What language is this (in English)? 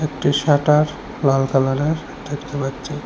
Bangla